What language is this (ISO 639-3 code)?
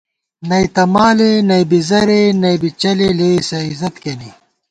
gwt